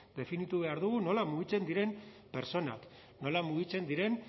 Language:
Basque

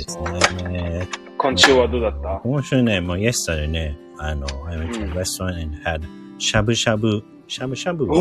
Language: Japanese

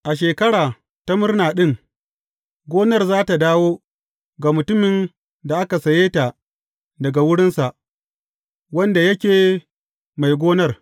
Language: Hausa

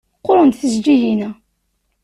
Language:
Kabyle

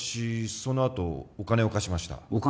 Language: Japanese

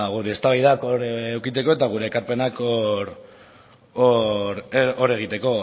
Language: Basque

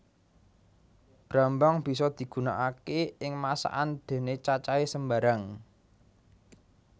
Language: Javanese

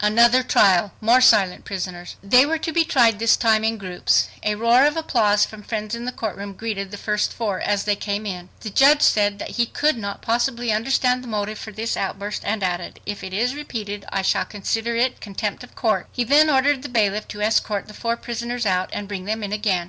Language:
English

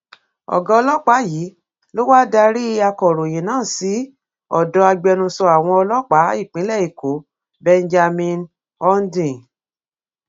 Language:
Yoruba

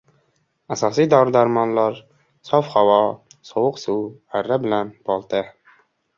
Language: Uzbek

